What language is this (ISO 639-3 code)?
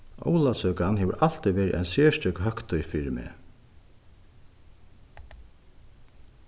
fao